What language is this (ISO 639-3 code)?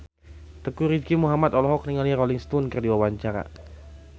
sun